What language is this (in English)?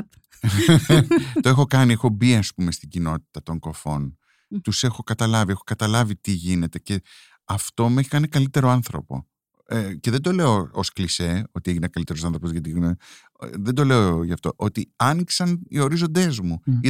Greek